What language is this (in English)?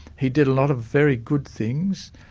English